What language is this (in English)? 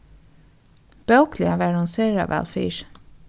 Faroese